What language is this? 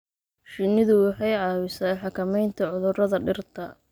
Somali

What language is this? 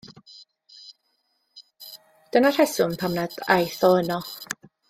Welsh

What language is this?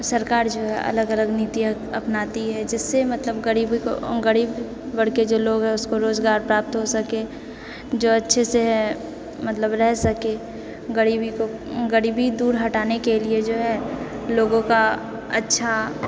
Maithili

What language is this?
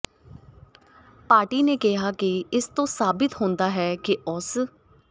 Punjabi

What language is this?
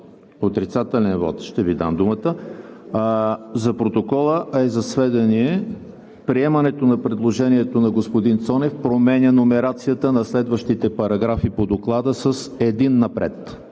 Bulgarian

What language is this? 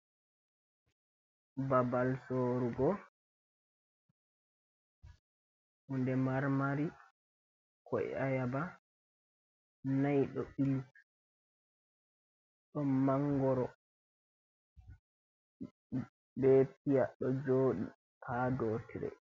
Fula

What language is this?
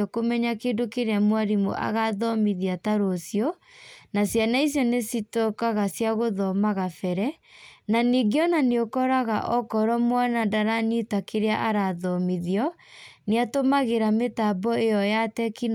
Kikuyu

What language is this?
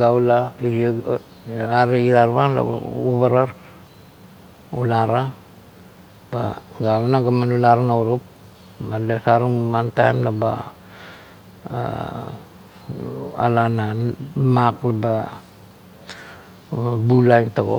Kuot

